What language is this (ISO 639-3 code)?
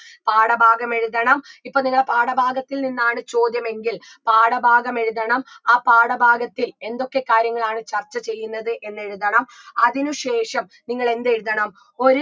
mal